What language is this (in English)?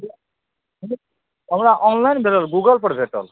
Maithili